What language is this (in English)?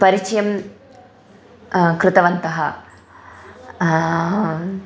Sanskrit